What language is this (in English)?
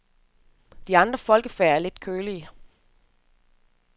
Danish